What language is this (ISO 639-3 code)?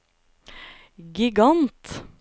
nor